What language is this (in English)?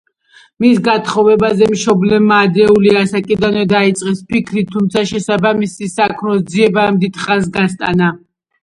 Georgian